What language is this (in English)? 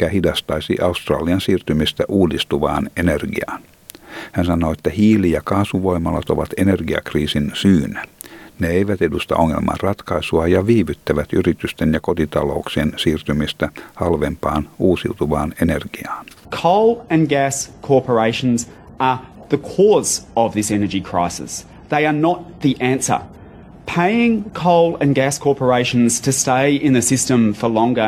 Finnish